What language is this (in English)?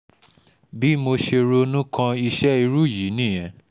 Yoruba